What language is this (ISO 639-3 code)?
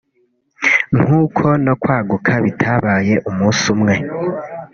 kin